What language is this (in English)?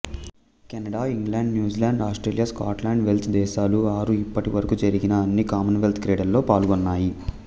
Telugu